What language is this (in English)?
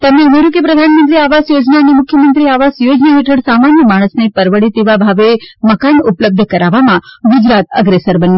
Gujarati